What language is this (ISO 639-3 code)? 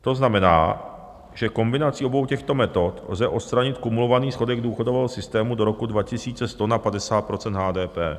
ces